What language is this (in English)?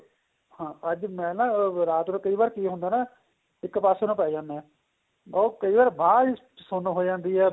Punjabi